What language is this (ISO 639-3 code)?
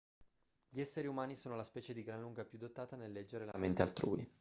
ita